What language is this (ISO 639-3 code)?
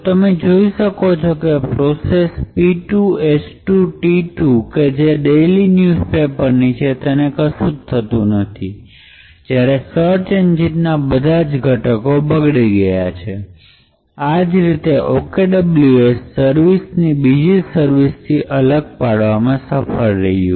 guj